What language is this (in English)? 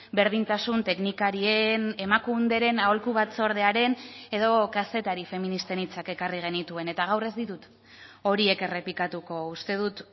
Basque